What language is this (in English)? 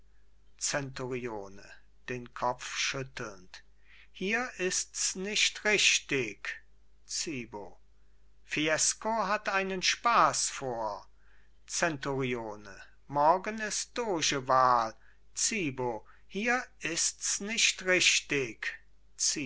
German